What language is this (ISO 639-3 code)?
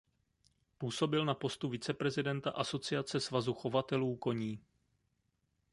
ces